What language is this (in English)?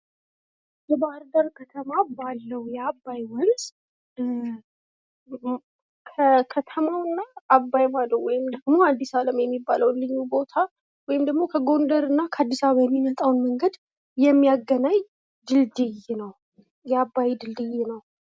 Amharic